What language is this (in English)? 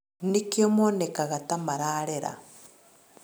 Kikuyu